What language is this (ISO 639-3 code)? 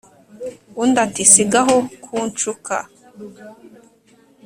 kin